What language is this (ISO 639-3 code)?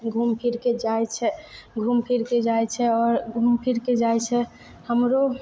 mai